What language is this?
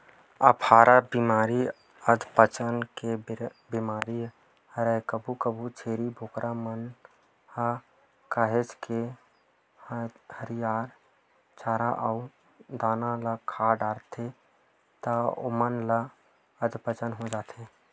Chhattisgarhi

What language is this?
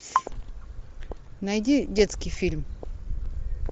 Russian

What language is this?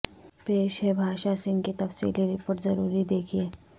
Urdu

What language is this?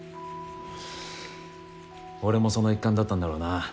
Japanese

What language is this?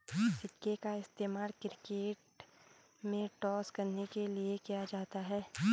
Hindi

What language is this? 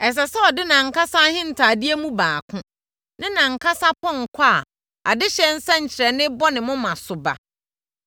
Akan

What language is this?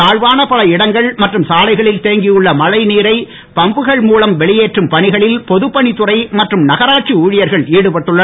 Tamil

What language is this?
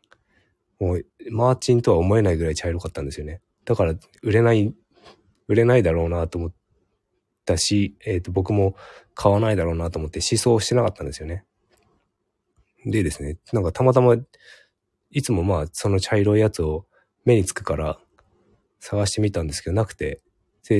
Japanese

